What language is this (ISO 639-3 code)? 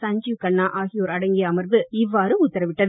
tam